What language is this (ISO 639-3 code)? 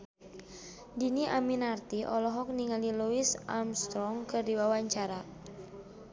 sun